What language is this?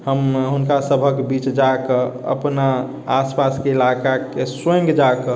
Maithili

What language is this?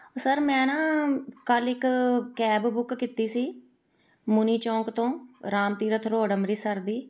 Punjabi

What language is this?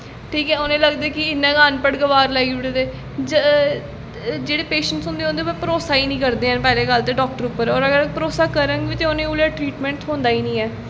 Dogri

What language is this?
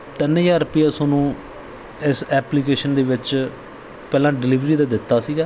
Punjabi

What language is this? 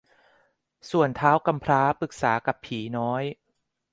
Thai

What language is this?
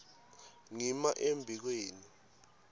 Swati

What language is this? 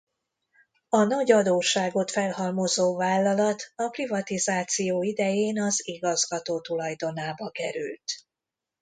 Hungarian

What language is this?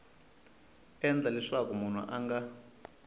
Tsonga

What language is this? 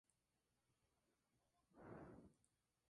Spanish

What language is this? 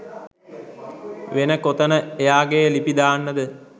Sinhala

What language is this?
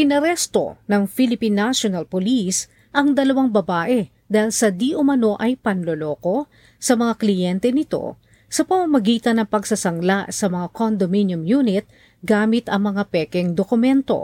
Filipino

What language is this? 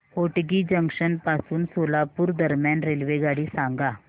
Marathi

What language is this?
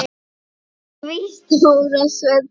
Icelandic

